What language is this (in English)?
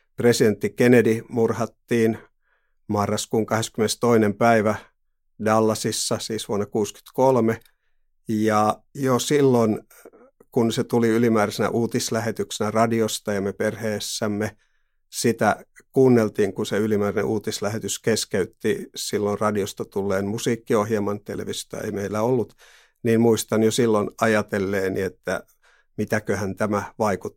Finnish